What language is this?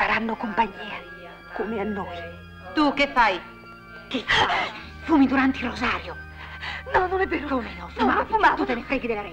Italian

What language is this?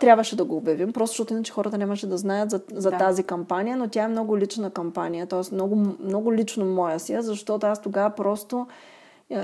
Bulgarian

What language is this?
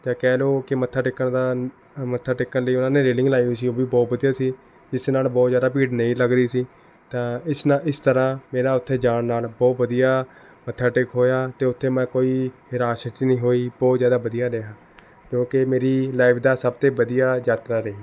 Punjabi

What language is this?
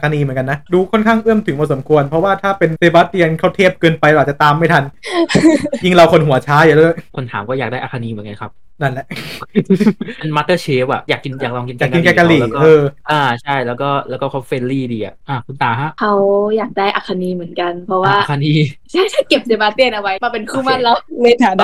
Thai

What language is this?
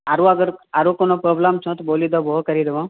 Maithili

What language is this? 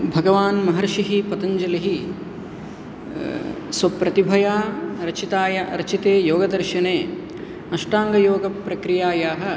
Sanskrit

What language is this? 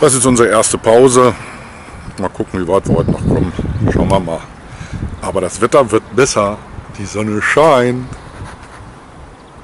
German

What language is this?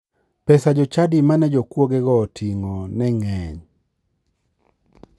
Luo (Kenya and Tanzania)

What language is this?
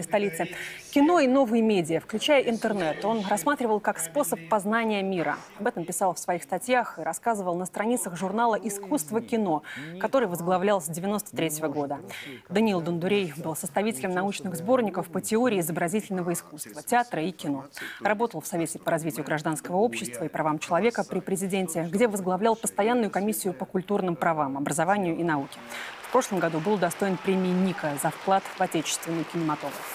Russian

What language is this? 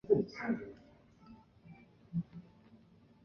Chinese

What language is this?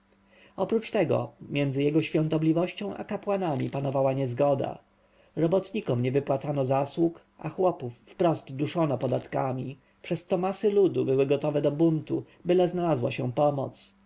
Polish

